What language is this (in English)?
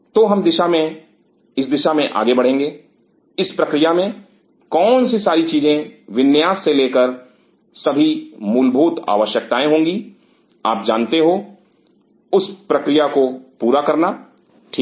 Hindi